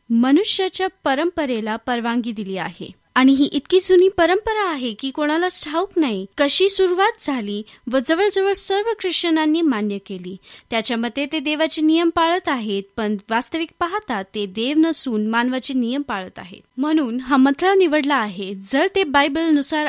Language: Marathi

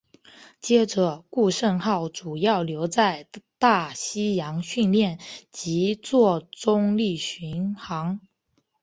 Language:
Chinese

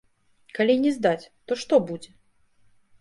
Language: Belarusian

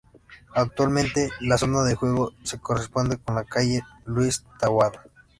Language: Spanish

